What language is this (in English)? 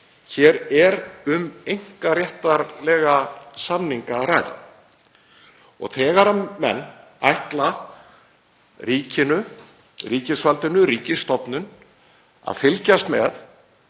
Icelandic